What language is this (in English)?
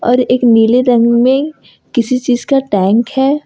Hindi